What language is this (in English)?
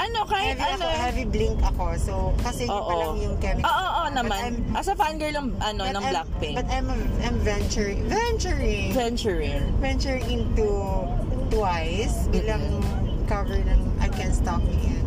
Filipino